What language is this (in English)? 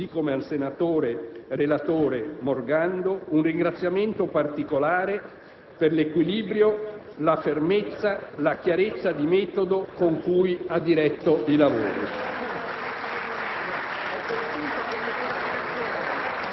Italian